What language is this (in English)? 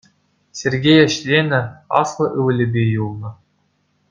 Chuvash